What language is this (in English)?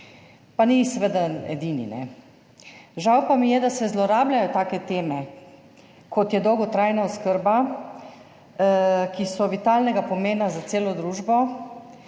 Slovenian